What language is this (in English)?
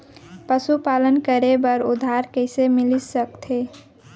Chhattisgarhi